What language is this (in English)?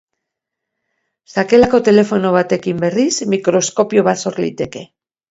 Basque